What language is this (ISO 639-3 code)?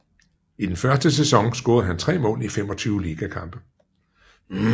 dan